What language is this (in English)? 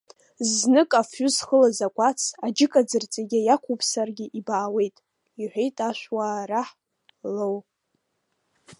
Abkhazian